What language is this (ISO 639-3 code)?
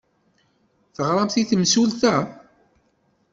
kab